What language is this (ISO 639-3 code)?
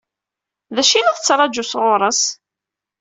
kab